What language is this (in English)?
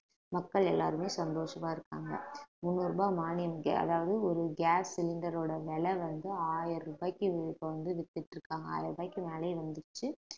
Tamil